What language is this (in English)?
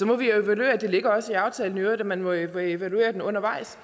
Danish